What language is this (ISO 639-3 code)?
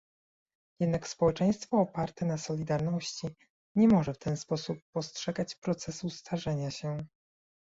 pol